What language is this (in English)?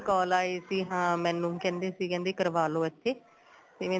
Punjabi